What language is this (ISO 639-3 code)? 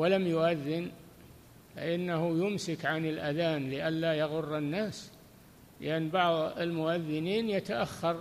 ara